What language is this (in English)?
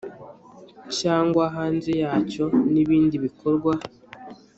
Kinyarwanda